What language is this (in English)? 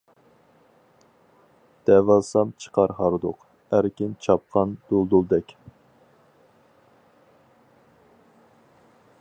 Uyghur